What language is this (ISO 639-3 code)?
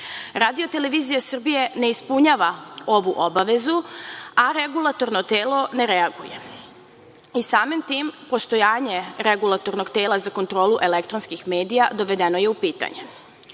srp